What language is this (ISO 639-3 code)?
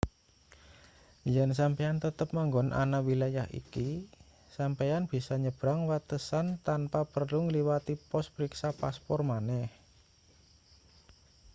jav